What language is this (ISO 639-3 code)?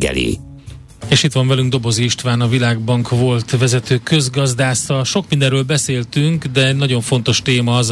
hun